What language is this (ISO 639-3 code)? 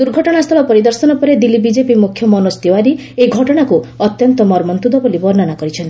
ori